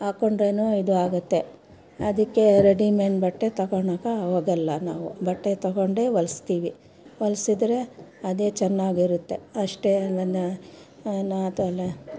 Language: Kannada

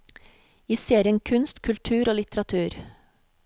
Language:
Norwegian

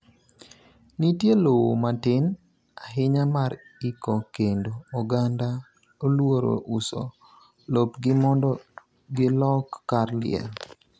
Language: Luo (Kenya and Tanzania)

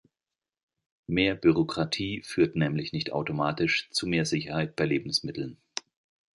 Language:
German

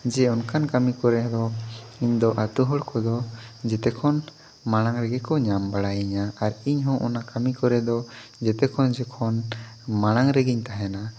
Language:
Santali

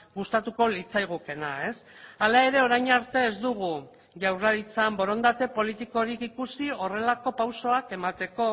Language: Basque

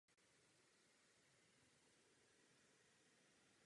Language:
Czech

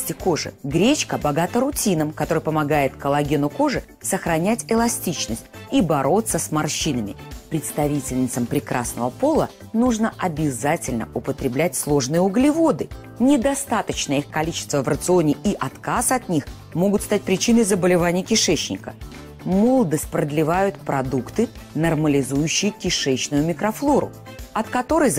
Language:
Russian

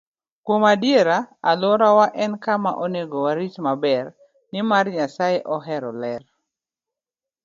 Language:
Luo (Kenya and Tanzania)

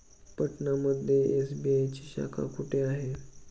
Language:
Marathi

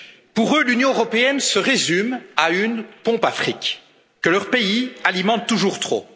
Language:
French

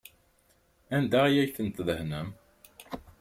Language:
Kabyle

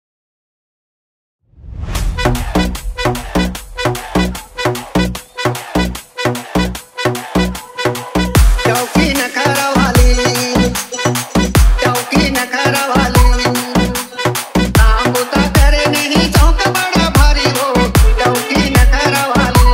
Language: Arabic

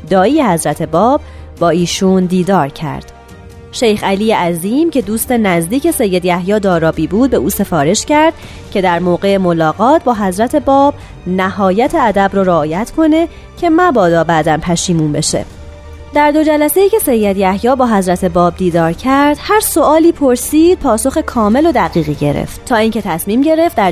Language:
Persian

